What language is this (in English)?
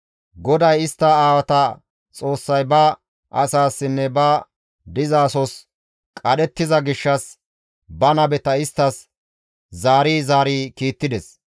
Gamo